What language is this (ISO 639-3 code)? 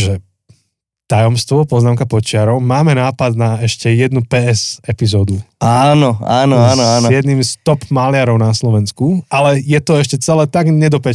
slk